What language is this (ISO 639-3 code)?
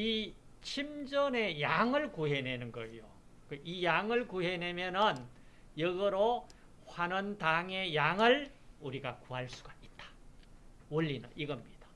kor